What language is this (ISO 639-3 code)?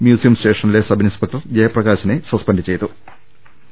mal